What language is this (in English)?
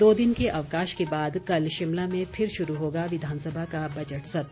Hindi